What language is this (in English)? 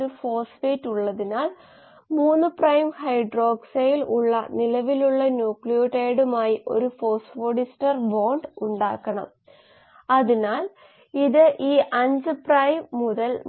Malayalam